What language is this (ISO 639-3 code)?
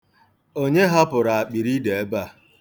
ibo